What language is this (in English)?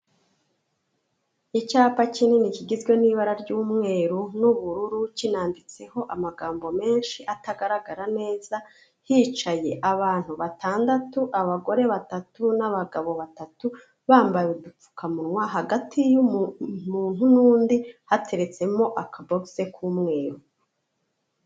Kinyarwanda